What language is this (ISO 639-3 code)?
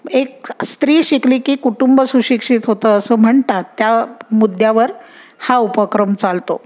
mar